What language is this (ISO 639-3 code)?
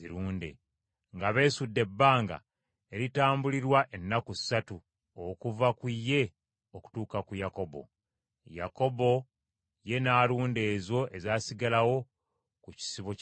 lug